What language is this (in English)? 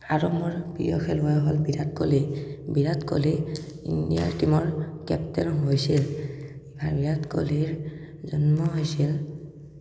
Assamese